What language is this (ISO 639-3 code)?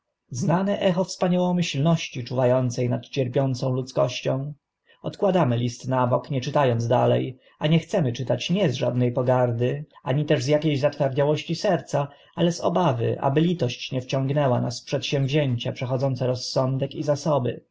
pol